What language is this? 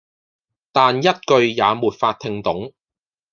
Cantonese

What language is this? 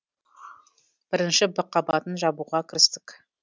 Kazakh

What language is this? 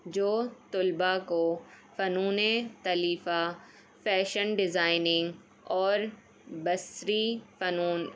Urdu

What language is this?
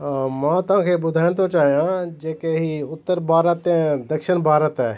Sindhi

